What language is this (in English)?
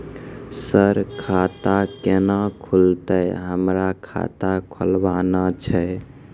Maithili